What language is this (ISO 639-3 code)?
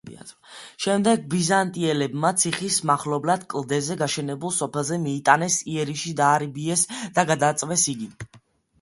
kat